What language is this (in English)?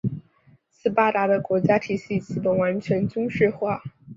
Chinese